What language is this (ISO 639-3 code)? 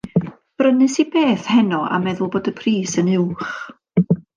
cym